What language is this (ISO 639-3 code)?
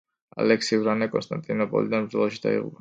kat